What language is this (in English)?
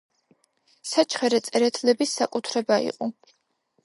Georgian